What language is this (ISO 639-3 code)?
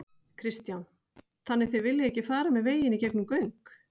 isl